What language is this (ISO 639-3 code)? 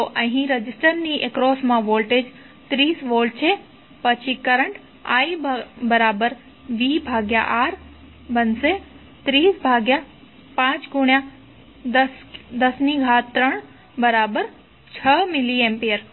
guj